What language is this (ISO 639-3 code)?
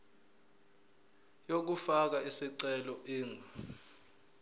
zul